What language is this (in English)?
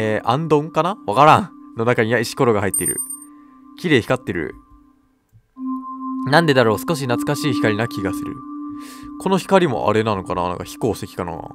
Japanese